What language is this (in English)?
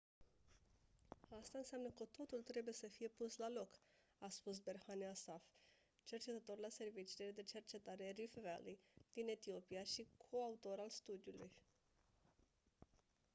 Romanian